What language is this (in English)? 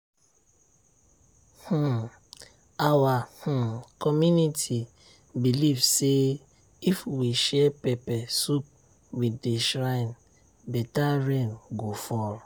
Nigerian Pidgin